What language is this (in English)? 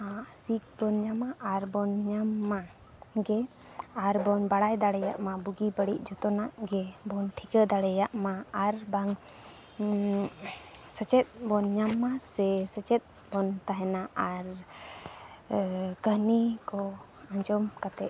Santali